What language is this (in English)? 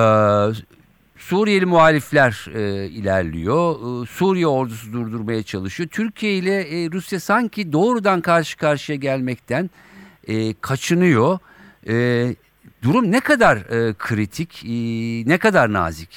Turkish